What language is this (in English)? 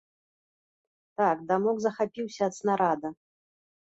Belarusian